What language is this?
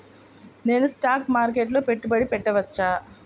Telugu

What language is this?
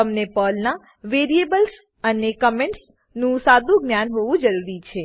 Gujarati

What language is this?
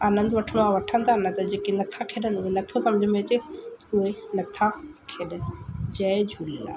Sindhi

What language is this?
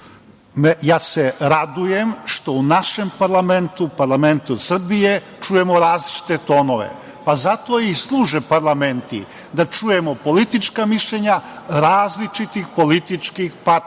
Serbian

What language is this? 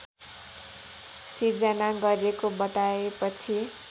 Nepali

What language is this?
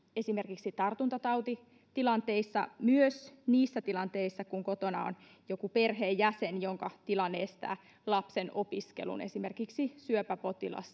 Finnish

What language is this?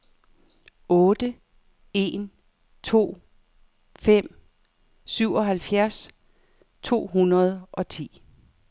Danish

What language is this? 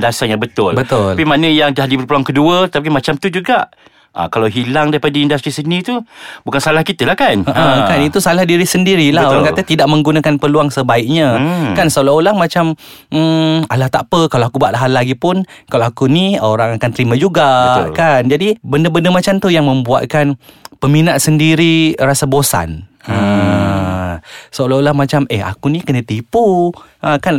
Malay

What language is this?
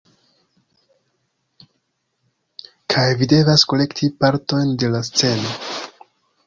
Esperanto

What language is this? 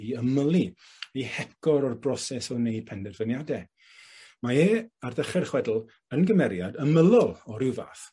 Welsh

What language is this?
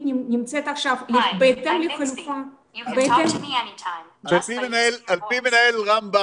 Hebrew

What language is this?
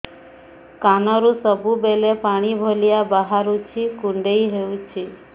Odia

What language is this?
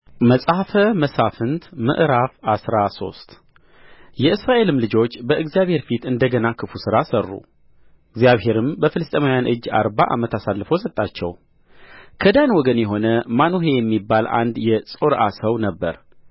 Amharic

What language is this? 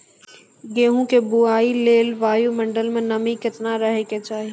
Maithili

